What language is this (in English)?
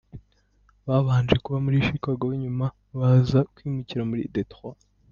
Kinyarwanda